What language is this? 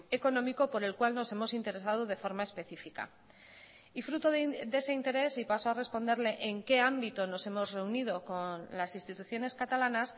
Spanish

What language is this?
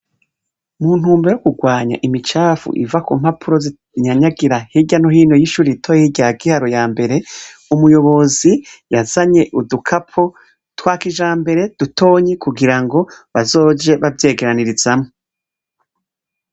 Rundi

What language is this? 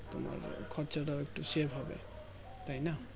Bangla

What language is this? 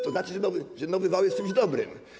Polish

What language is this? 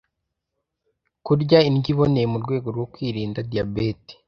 Kinyarwanda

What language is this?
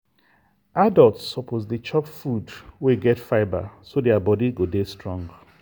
Nigerian Pidgin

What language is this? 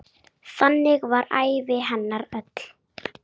Icelandic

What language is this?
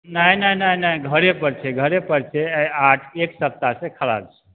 Maithili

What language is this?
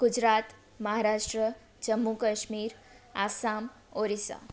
Sindhi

